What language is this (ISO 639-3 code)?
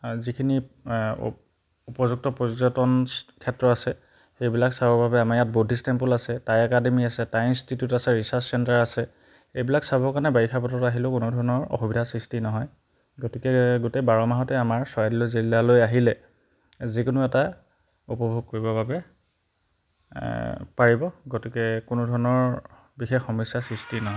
asm